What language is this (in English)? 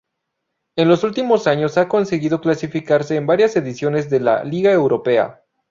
Spanish